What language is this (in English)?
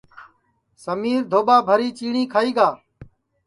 Sansi